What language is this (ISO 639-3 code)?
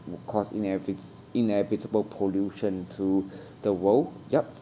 eng